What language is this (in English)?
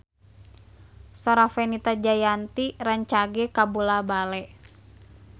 Sundanese